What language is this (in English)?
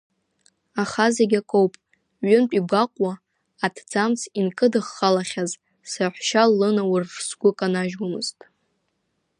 Abkhazian